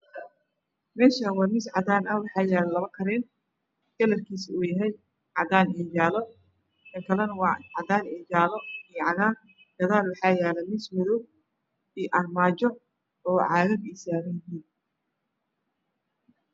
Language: Somali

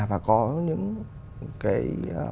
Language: Vietnamese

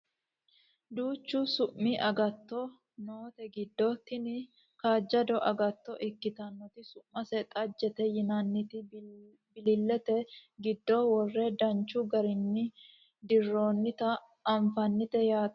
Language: Sidamo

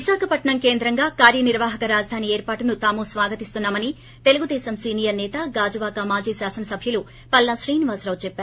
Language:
Telugu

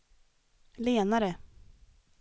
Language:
Swedish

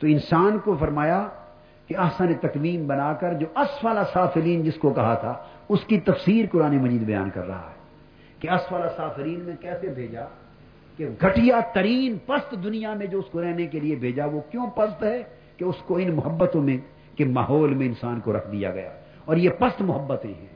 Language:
Urdu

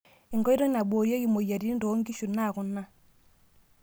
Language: Masai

